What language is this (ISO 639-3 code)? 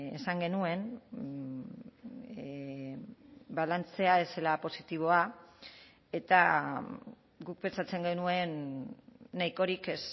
eus